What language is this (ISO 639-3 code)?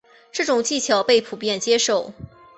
zho